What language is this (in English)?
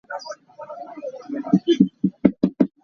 Hakha Chin